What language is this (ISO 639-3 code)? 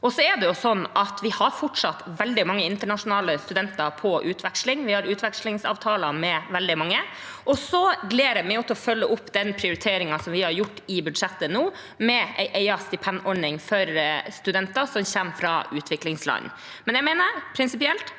nor